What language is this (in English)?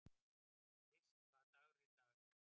Icelandic